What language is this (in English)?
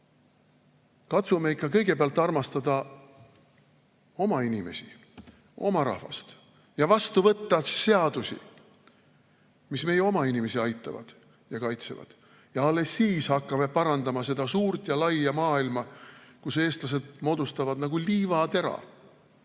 Estonian